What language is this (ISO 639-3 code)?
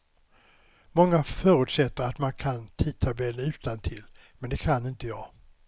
swe